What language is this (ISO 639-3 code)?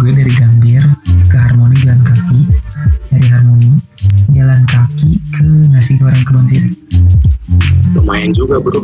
ind